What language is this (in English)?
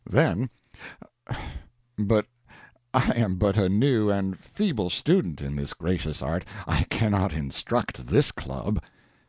English